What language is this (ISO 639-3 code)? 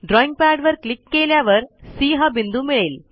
mar